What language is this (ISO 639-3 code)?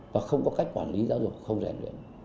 vie